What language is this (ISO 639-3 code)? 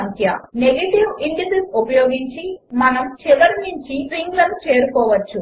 tel